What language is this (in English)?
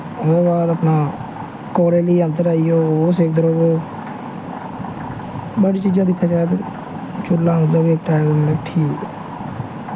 Dogri